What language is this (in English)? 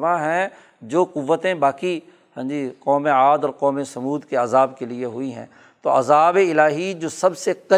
Urdu